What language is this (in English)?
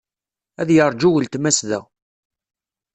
Kabyle